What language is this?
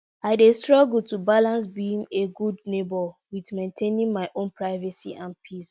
Nigerian Pidgin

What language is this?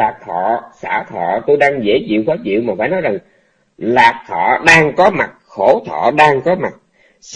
Vietnamese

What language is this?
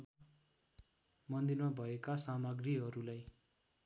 Nepali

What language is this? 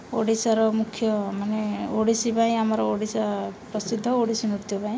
Odia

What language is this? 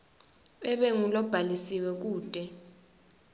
Swati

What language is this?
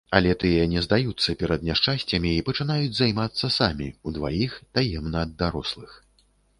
Belarusian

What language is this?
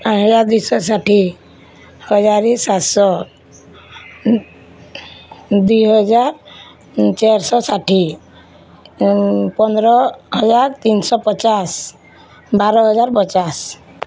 Odia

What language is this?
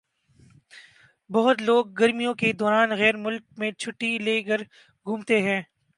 Urdu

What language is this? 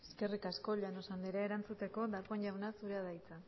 Basque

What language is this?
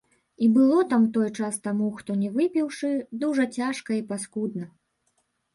Belarusian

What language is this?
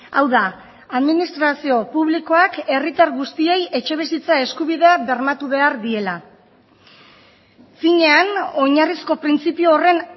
Basque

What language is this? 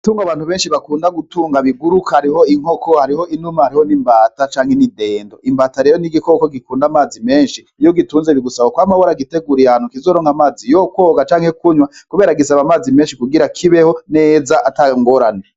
Rundi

